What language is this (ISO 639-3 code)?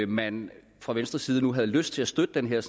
dan